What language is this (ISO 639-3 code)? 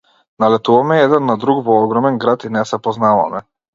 mkd